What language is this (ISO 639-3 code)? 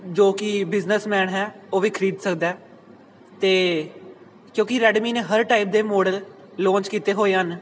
pan